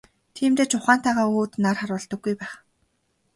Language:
Mongolian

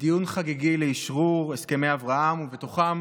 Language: Hebrew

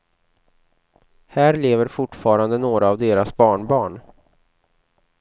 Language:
Swedish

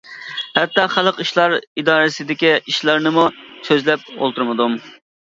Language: Uyghur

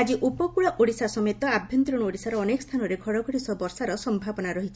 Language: Odia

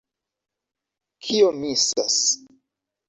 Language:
Esperanto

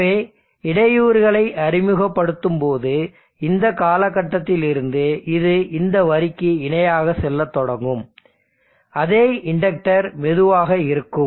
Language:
Tamil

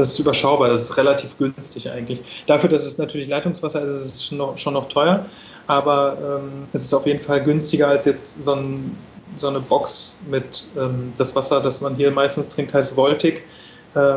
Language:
German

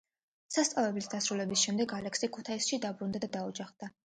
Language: Georgian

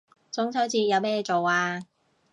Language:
Cantonese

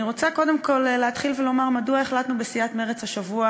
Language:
Hebrew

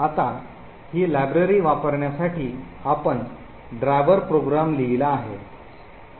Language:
Marathi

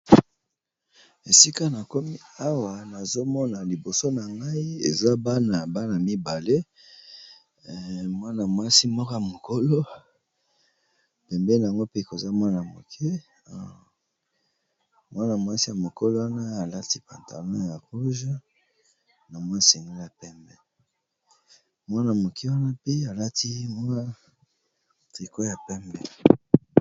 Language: Lingala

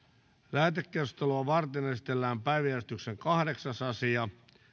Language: Finnish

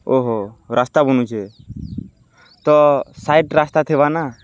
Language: Odia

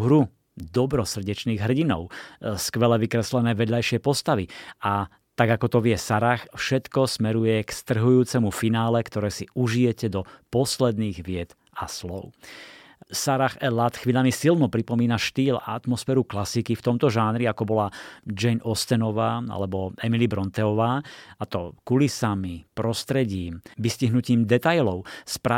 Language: Slovak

